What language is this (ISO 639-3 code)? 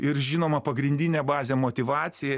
lit